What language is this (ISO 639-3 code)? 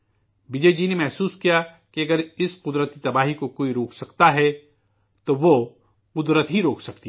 urd